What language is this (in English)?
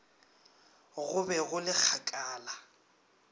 Northern Sotho